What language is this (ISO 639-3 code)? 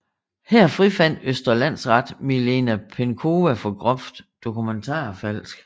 dan